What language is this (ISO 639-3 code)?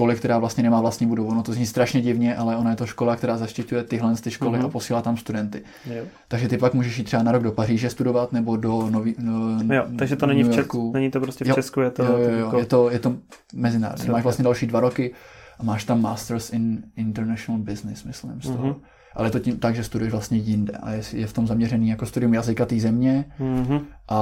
ces